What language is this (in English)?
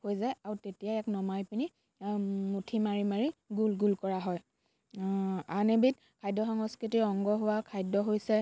Assamese